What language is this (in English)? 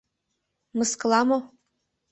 Mari